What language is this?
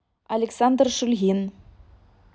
Russian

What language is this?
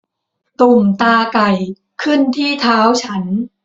Thai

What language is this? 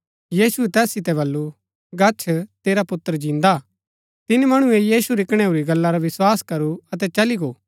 Gaddi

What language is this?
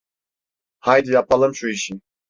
Turkish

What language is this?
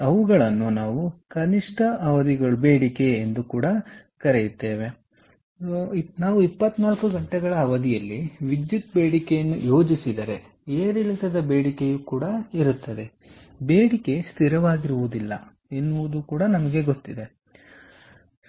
Kannada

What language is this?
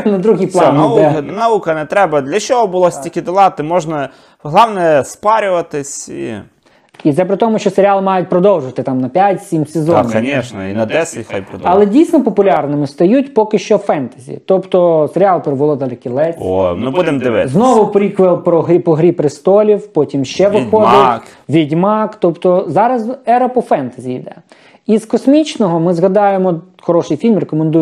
Ukrainian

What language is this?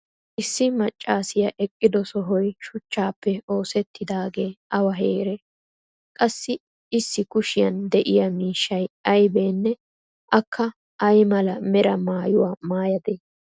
Wolaytta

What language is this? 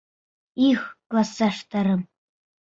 Bashkir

